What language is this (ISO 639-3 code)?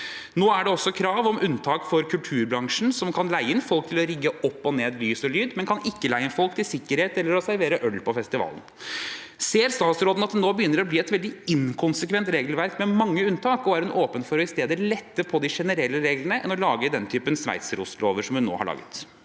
nor